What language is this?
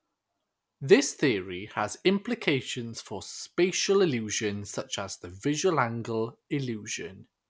English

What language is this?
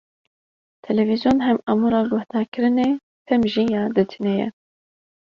Kurdish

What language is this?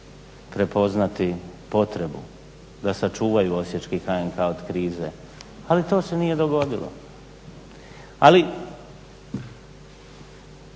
Croatian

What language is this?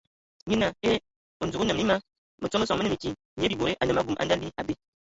Ewondo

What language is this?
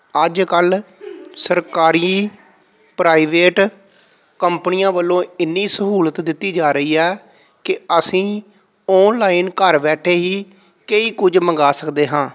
Punjabi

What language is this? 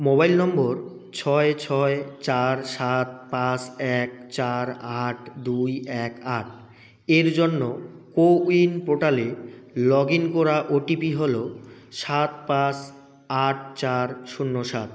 Bangla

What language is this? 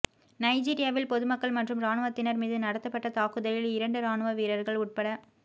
Tamil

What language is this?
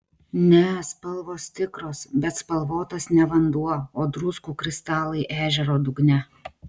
Lithuanian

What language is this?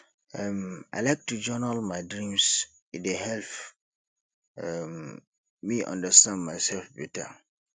Nigerian Pidgin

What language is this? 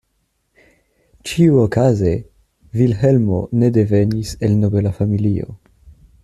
Esperanto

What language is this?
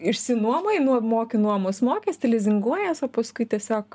Lithuanian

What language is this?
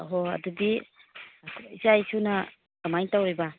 Manipuri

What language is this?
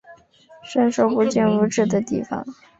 Chinese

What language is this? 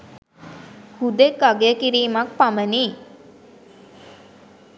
Sinhala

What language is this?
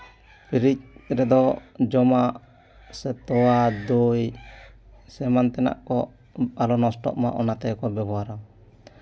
Santali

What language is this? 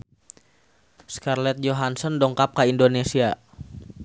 Sundanese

